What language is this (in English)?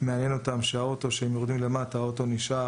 Hebrew